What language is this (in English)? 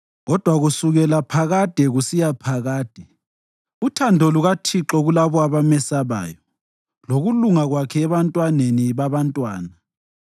North Ndebele